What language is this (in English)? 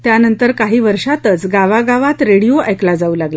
Marathi